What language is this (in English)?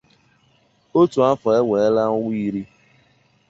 Igbo